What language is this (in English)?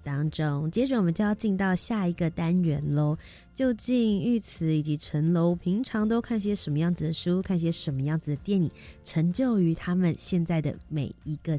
Chinese